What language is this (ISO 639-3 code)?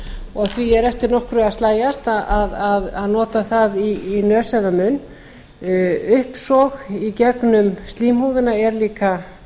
isl